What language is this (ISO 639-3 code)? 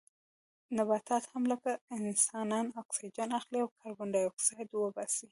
pus